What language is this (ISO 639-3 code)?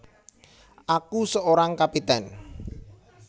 jav